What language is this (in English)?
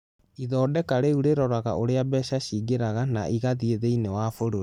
Kikuyu